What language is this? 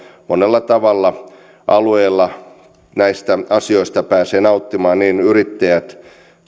Finnish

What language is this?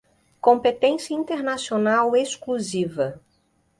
Portuguese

